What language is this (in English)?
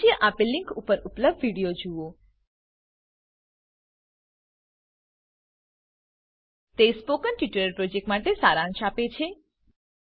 Gujarati